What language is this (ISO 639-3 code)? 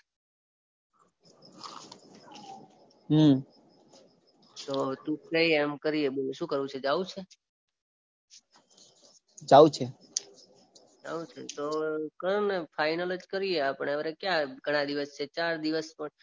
guj